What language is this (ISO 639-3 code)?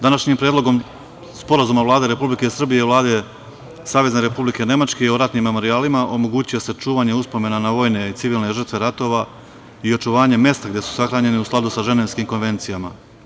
srp